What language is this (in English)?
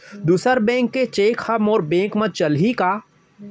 Chhattisgarhi